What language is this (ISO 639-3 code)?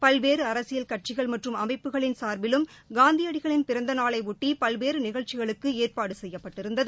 tam